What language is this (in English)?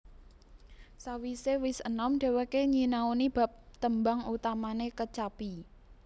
Javanese